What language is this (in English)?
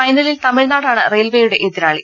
Malayalam